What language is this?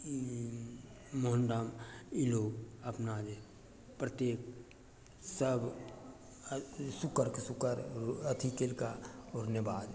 Maithili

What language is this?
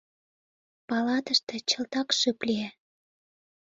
Mari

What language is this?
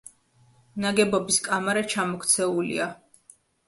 Georgian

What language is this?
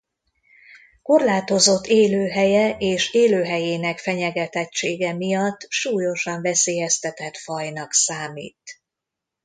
Hungarian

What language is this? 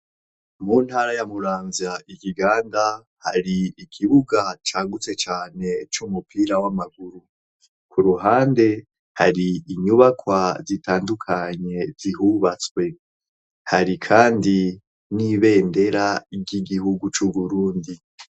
Rundi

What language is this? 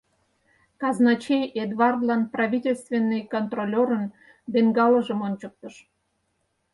Mari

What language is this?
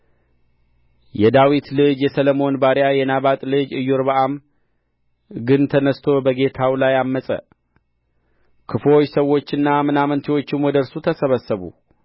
Amharic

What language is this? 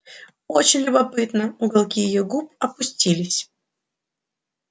Russian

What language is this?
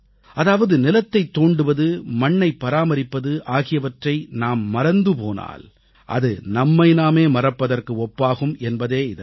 Tamil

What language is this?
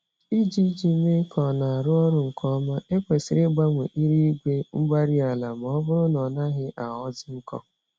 Igbo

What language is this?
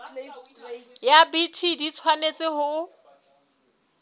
Southern Sotho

